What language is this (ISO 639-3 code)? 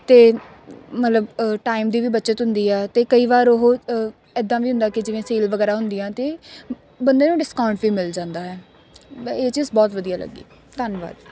pan